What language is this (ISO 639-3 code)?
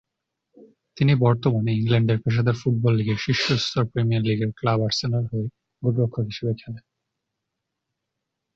ben